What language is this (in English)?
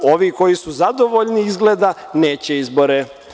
Serbian